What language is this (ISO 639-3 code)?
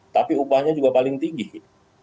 ind